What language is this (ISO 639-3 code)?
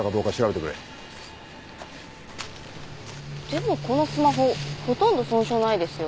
jpn